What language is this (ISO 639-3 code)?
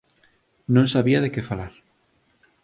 glg